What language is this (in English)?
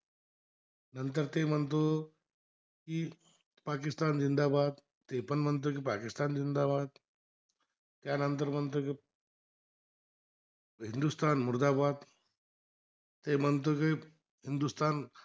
Marathi